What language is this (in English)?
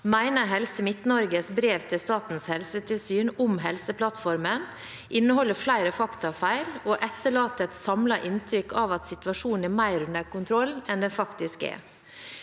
Norwegian